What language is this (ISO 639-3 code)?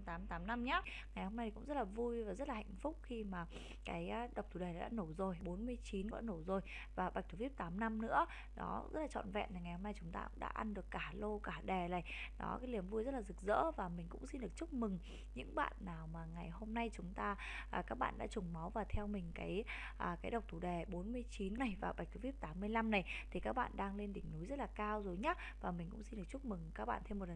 vie